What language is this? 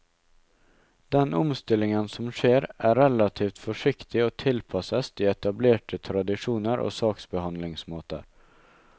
Norwegian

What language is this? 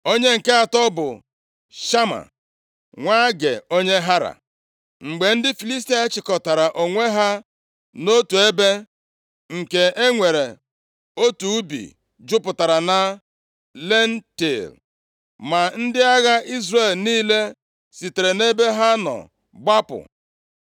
Igbo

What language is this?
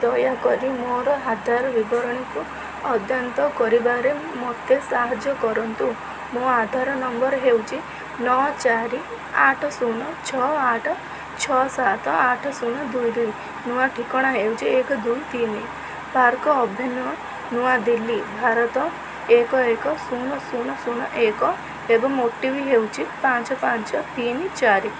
Odia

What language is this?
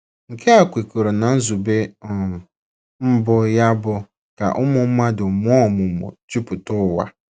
Igbo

